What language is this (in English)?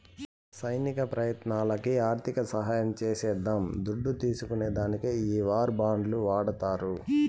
Telugu